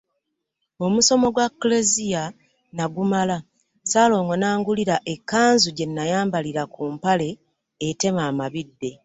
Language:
Ganda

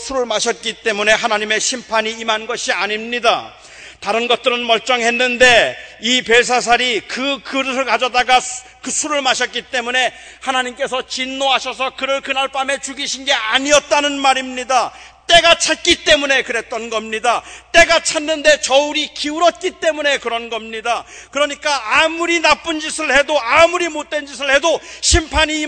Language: Korean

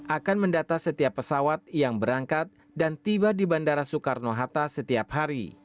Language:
Indonesian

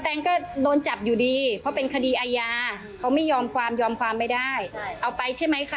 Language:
Thai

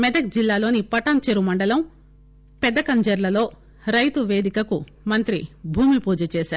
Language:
Telugu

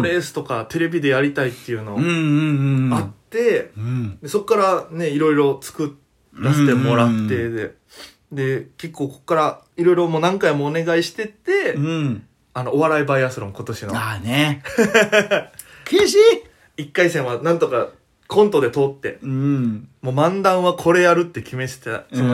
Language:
Japanese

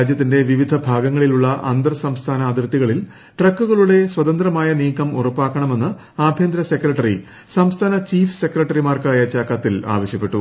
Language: Malayalam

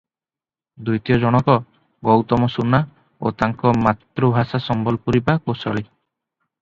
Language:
Odia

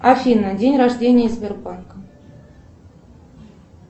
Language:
Russian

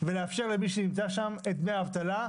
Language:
Hebrew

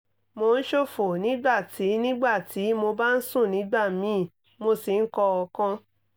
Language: Yoruba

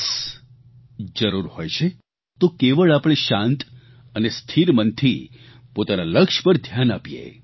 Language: Gujarati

